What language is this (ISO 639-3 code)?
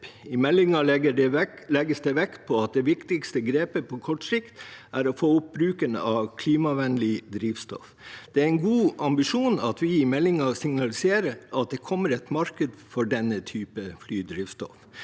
nor